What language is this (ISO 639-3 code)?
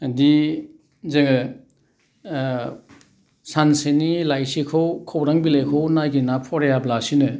brx